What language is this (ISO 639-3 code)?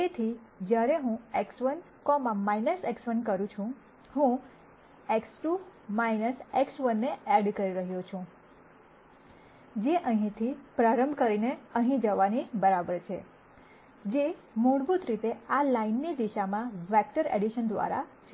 guj